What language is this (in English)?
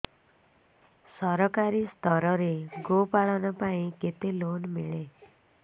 Odia